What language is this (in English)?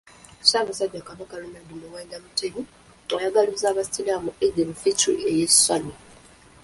Ganda